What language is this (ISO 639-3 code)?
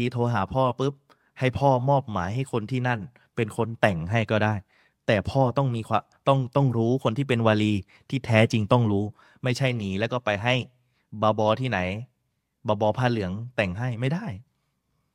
tha